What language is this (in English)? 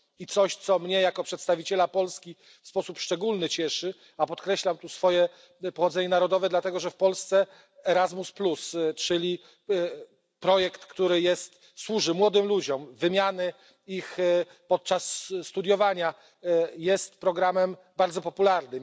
Polish